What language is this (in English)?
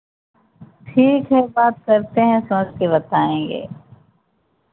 Hindi